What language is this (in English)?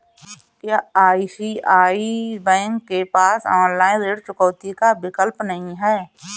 Hindi